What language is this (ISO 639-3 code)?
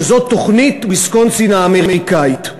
heb